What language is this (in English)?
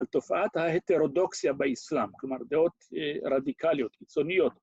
Hebrew